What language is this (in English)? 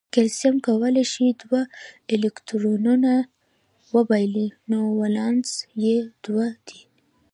Pashto